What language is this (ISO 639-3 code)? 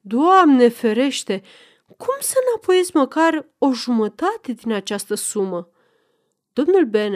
ron